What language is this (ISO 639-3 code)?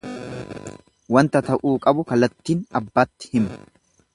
orm